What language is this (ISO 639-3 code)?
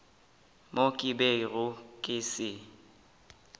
nso